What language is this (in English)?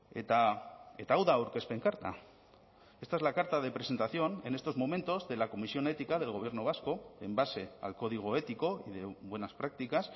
Spanish